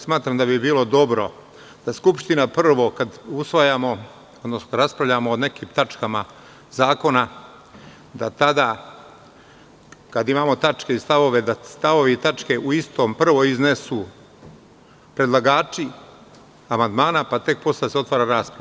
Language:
Serbian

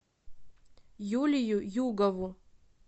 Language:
Russian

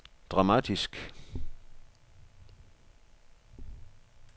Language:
Danish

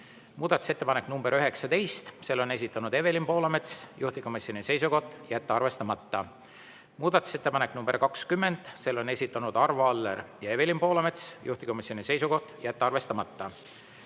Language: Estonian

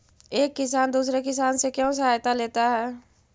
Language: Magahi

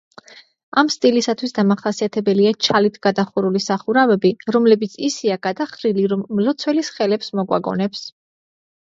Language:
Georgian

